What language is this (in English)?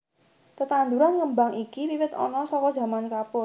Javanese